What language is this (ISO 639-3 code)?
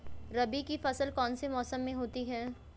hin